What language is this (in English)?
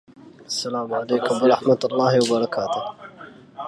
Arabic